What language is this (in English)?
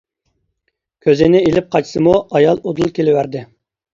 Uyghur